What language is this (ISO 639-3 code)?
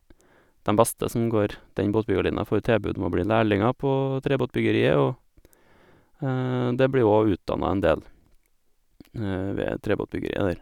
nor